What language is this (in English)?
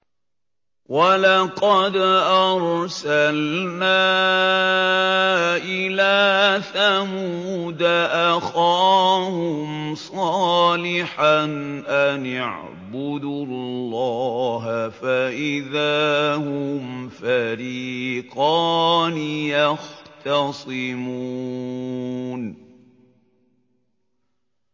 Arabic